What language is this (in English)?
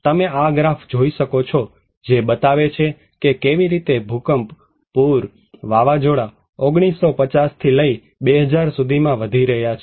Gujarati